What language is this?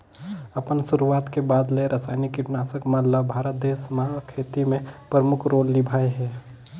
Chhattisgarhi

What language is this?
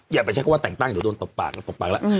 Thai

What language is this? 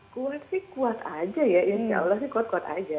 Indonesian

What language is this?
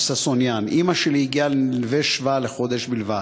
Hebrew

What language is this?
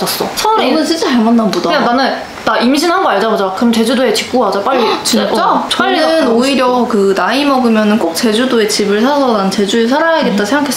Korean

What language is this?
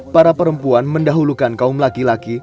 Indonesian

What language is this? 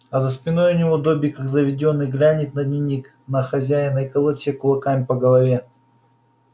Russian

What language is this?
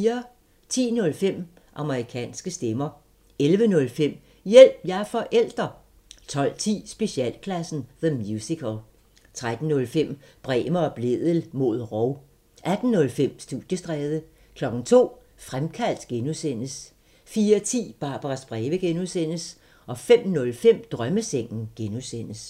Danish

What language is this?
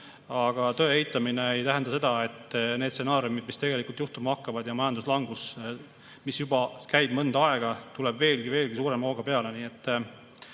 Estonian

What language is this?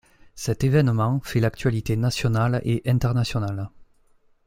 French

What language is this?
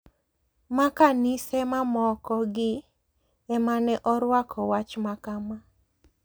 Luo (Kenya and Tanzania)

